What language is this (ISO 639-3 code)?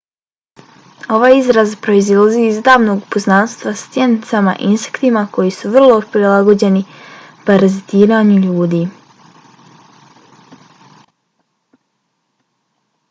bos